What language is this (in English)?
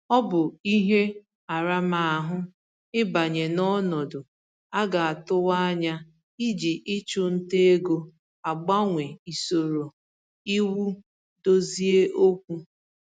Igbo